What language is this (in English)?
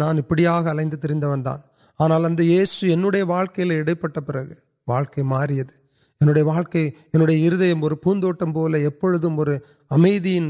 Urdu